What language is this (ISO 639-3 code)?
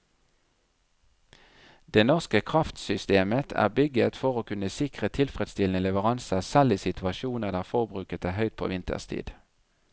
nor